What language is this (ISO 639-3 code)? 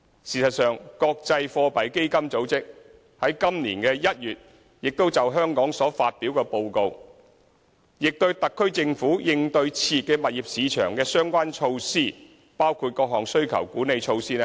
yue